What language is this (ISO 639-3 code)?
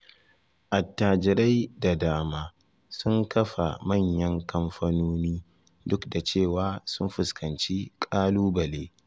hau